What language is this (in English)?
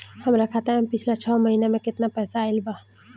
Bhojpuri